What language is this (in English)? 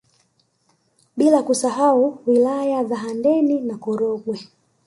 Swahili